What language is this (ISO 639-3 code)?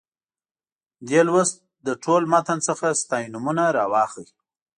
pus